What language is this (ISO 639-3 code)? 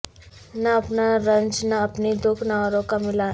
urd